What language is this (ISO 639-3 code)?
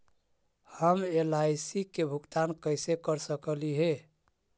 mag